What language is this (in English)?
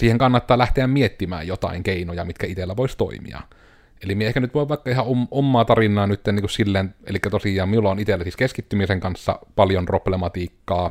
Finnish